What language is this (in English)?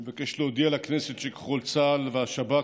Hebrew